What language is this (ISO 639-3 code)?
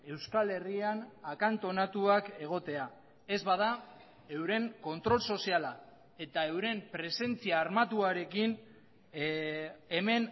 eus